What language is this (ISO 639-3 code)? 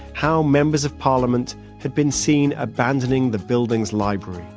eng